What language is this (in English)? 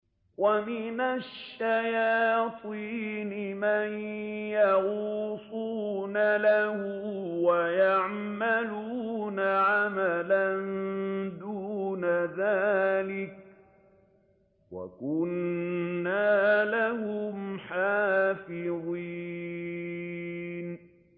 Arabic